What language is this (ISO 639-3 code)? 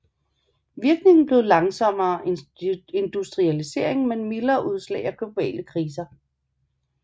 dan